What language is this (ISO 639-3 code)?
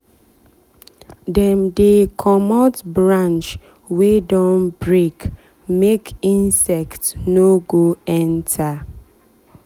pcm